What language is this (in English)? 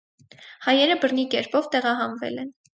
Armenian